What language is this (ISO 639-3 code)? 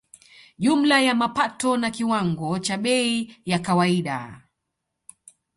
swa